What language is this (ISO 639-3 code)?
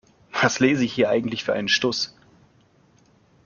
deu